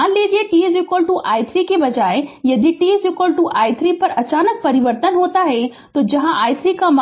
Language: Hindi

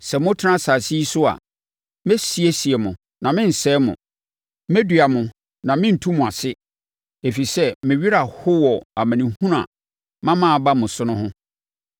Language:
Akan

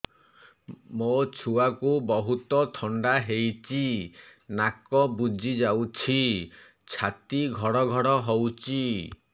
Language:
Odia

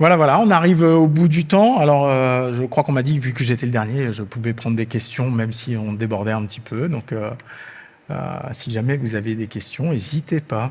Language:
French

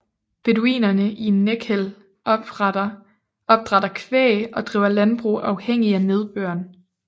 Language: Danish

